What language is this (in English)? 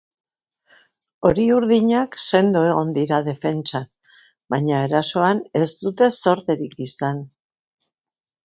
Basque